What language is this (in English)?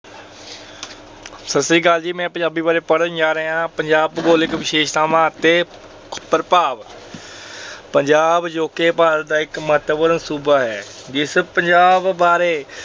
Punjabi